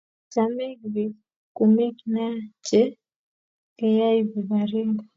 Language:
Kalenjin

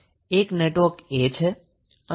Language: Gujarati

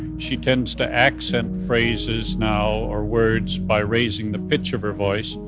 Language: English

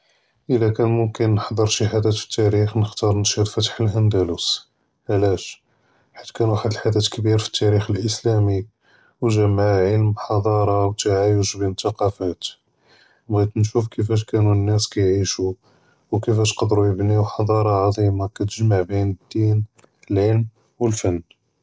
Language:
Judeo-Arabic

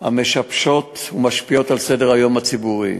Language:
Hebrew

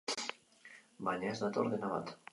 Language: Basque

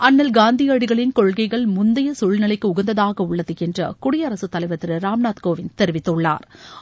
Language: Tamil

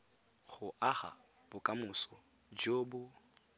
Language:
Tswana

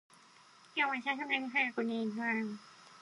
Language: Japanese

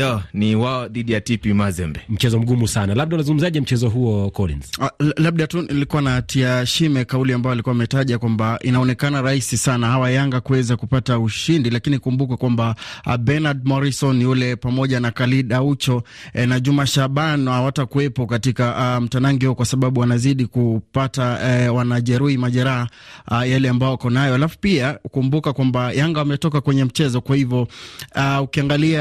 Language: Swahili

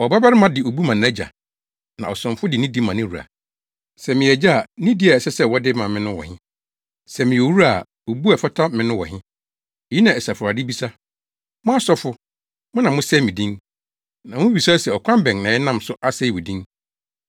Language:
Akan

